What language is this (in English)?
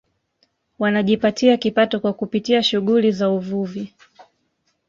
Swahili